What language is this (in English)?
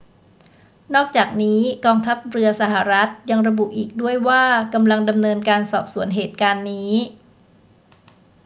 Thai